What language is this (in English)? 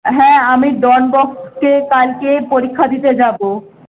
Bangla